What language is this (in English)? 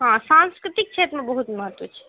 Maithili